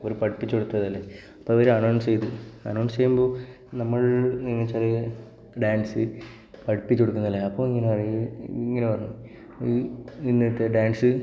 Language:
Malayalam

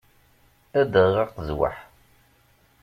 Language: Kabyle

